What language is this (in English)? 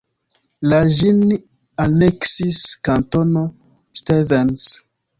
Esperanto